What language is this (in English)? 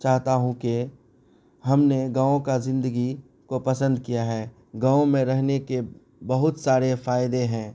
Urdu